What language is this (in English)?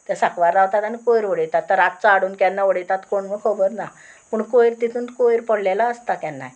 Konkani